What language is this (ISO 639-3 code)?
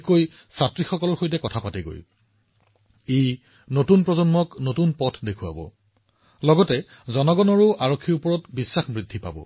asm